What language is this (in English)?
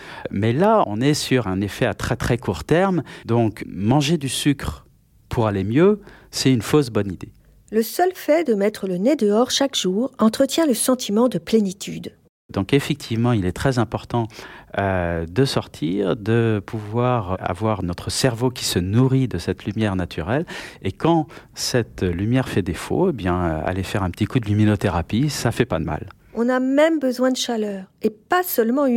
French